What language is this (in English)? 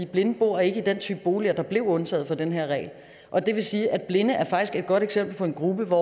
Danish